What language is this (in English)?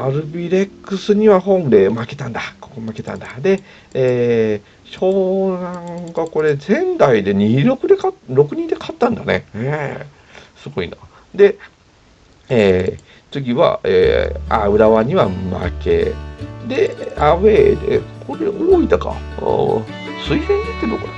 Japanese